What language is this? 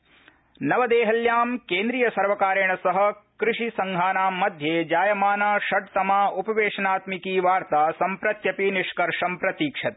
Sanskrit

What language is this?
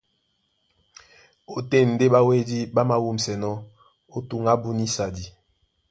Duala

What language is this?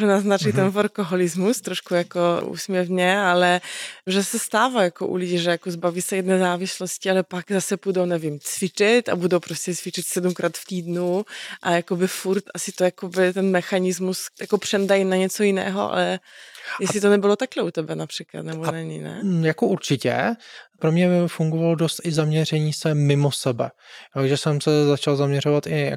Czech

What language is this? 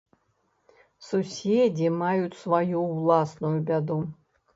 Belarusian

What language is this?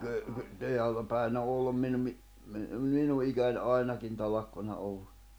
Finnish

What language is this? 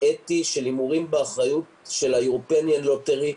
Hebrew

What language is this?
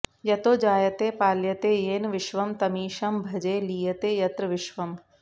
Sanskrit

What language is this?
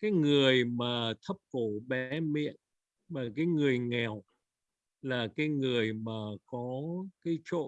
Vietnamese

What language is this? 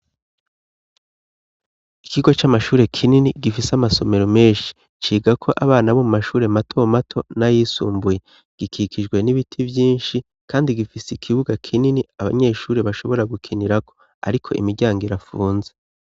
Rundi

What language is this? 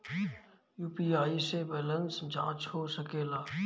Bhojpuri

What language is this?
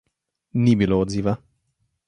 Slovenian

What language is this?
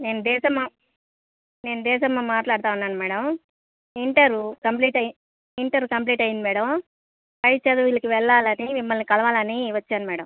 Telugu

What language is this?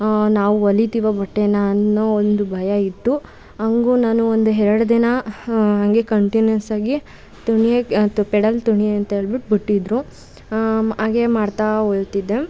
Kannada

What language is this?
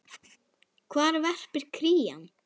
Icelandic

